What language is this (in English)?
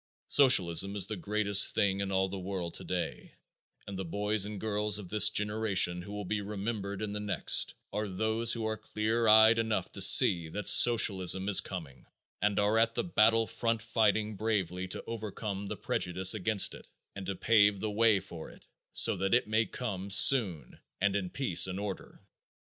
English